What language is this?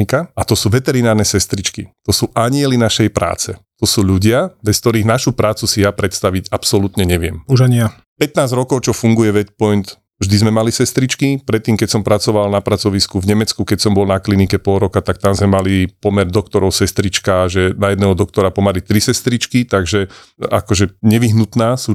Slovak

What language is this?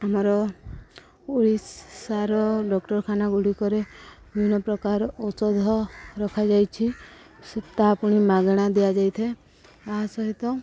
Odia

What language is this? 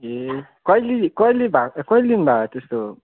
Nepali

